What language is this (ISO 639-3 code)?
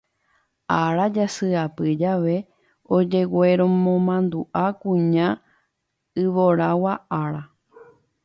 grn